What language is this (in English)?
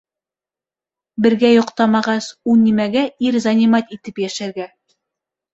Bashkir